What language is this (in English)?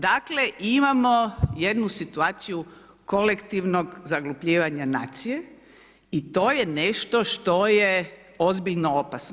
Croatian